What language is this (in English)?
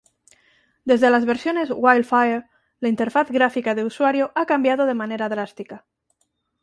Spanish